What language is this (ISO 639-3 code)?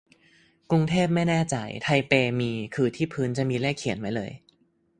tha